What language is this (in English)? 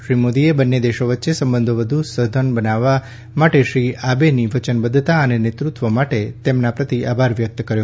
Gujarati